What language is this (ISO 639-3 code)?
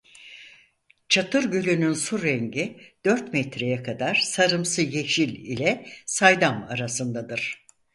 tur